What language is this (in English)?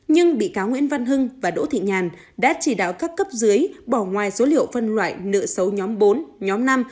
Vietnamese